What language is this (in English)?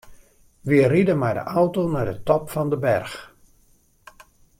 Western Frisian